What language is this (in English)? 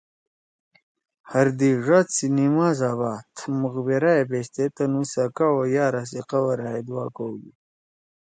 Torwali